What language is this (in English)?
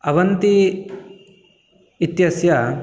Sanskrit